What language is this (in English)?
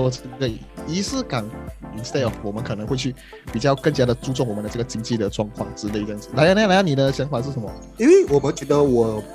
Chinese